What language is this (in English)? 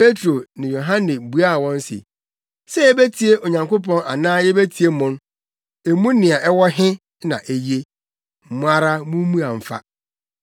Akan